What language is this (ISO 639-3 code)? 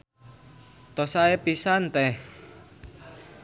sun